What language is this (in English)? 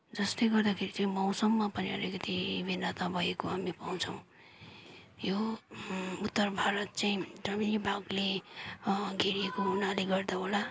Nepali